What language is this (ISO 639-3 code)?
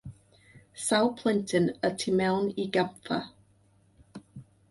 cym